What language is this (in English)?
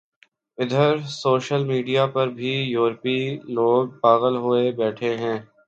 Urdu